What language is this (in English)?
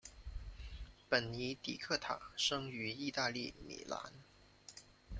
Chinese